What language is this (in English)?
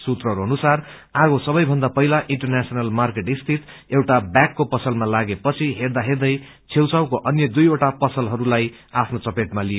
Nepali